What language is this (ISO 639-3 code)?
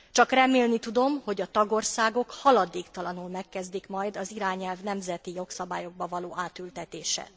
hun